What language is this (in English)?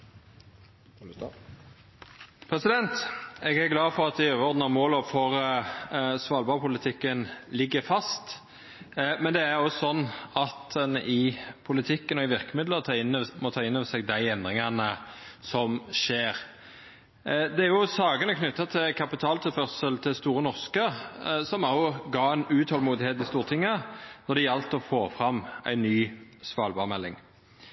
Norwegian Nynorsk